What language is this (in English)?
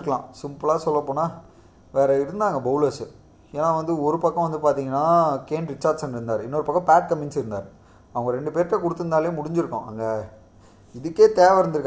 Tamil